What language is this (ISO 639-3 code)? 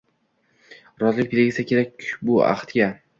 uzb